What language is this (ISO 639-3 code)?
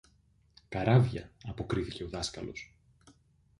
ell